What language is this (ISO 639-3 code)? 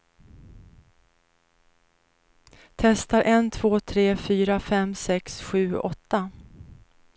swe